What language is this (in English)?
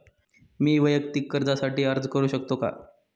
Marathi